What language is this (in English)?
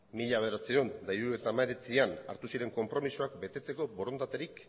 Basque